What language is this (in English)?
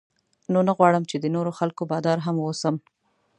Pashto